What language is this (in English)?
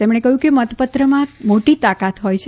Gujarati